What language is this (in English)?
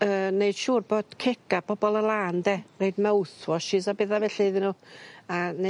Welsh